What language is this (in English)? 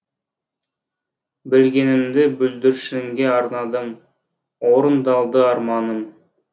Kazakh